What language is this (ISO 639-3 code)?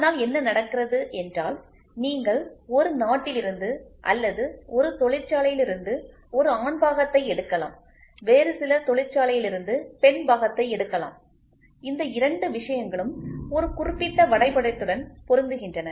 tam